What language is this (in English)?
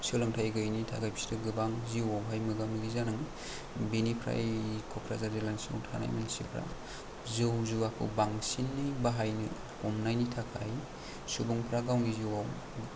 Bodo